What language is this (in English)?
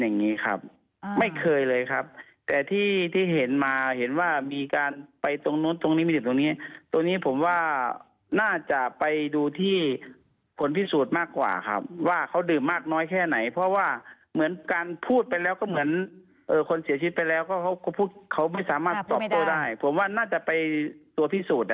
Thai